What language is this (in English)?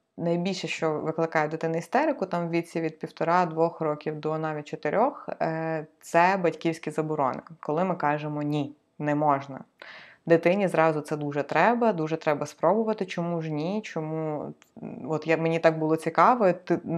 Ukrainian